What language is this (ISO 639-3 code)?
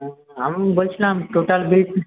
ben